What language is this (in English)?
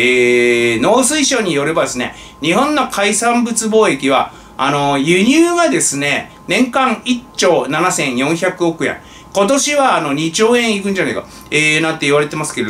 Japanese